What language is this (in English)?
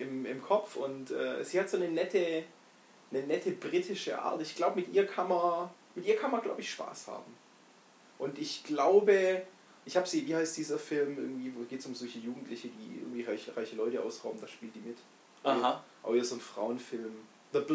German